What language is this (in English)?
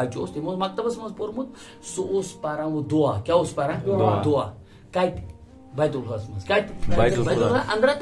Romanian